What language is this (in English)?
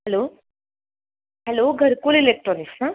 Marathi